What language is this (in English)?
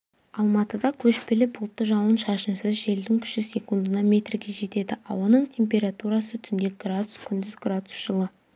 Kazakh